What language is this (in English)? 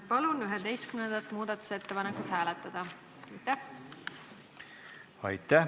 Estonian